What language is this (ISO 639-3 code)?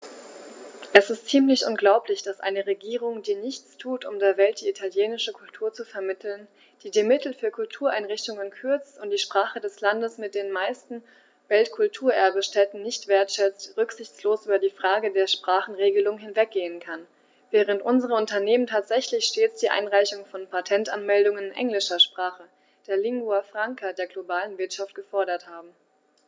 deu